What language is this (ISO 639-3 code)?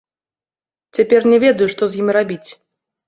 bel